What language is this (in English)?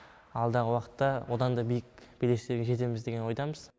Kazakh